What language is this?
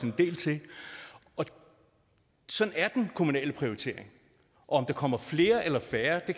Danish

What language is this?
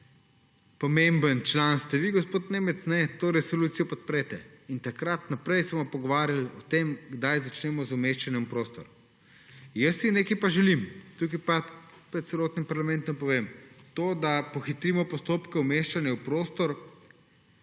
Slovenian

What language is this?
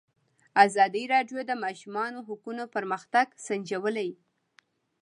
Pashto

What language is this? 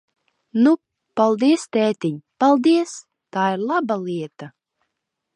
Latvian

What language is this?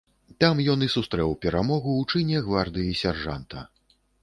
Belarusian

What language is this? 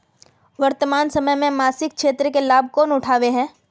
Magahi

